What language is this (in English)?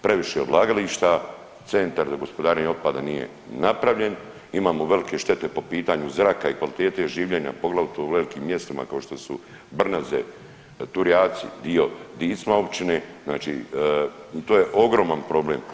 Croatian